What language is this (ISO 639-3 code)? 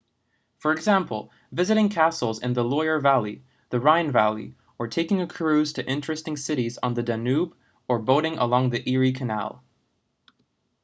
eng